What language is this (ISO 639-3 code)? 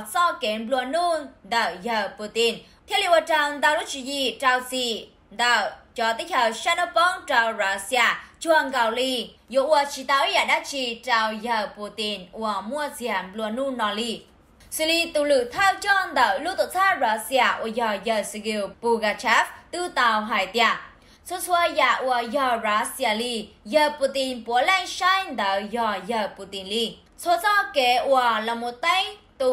vie